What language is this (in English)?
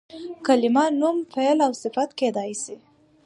Pashto